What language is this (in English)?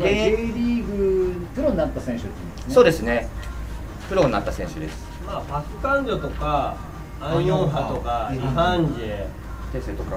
Japanese